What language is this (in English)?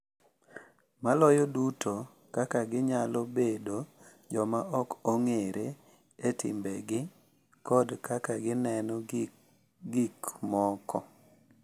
Luo (Kenya and Tanzania)